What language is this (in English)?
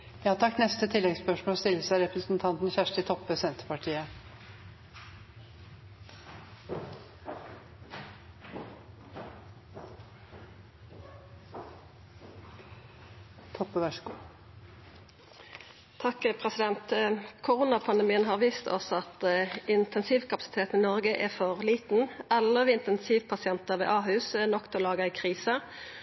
Norwegian Nynorsk